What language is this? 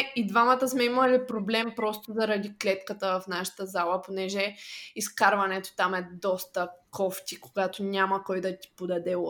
Bulgarian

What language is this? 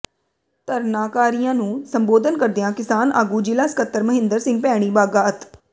Punjabi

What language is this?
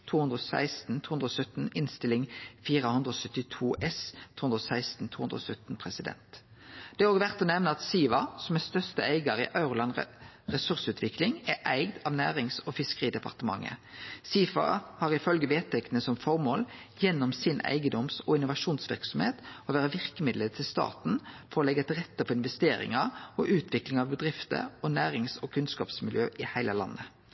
Norwegian Nynorsk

